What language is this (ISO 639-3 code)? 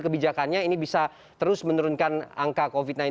ind